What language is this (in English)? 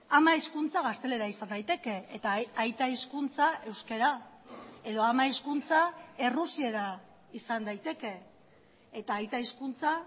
Basque